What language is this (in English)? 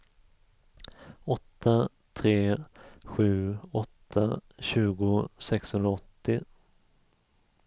Swedish